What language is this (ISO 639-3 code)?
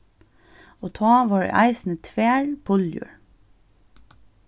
fao